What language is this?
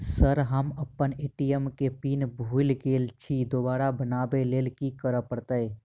Maithili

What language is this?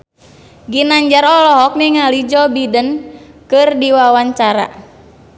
Sundanese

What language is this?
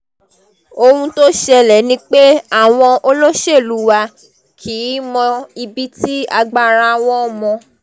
Yoruba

